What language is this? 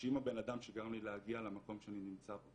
Hebrew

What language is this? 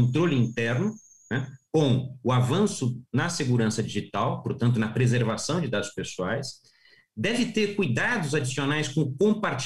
Portuguese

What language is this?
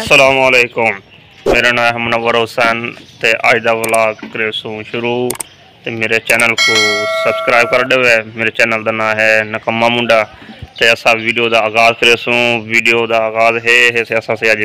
Romanian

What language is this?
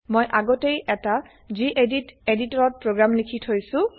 Assamese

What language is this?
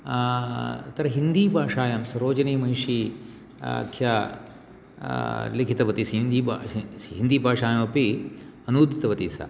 Sanskrit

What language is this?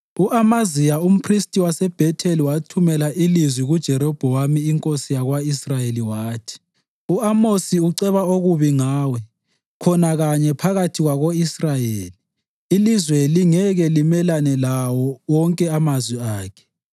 North Ndebele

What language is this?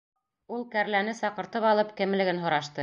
Bashkir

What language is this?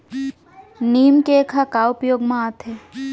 Chhattisgarhi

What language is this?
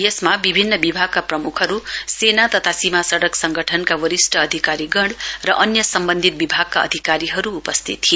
Nepali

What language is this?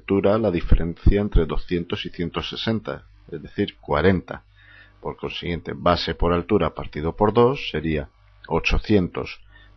Spanish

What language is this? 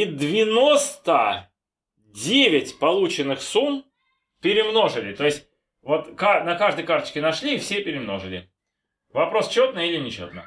Russian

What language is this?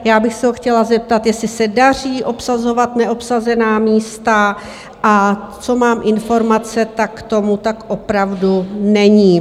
Czech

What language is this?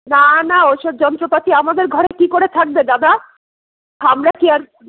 Bangla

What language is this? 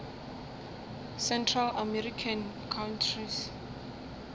Northern Sotho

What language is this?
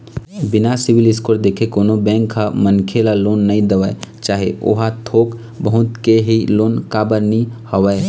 Chhattisgarhi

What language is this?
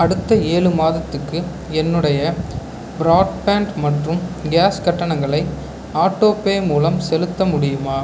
Tamil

